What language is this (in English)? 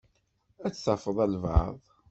Kabyle